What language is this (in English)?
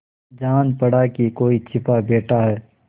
Hindi